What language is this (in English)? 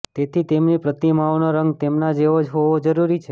Gujarati